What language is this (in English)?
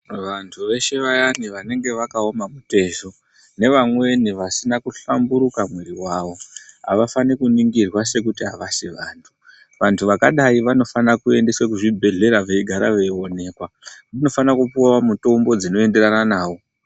Ndau